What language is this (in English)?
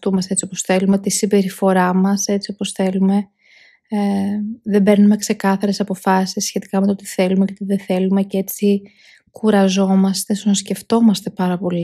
Greek